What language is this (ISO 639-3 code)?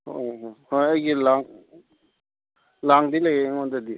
mni